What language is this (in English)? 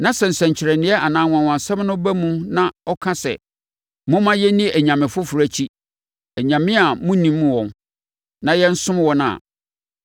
Akan